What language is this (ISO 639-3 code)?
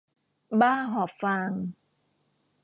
tha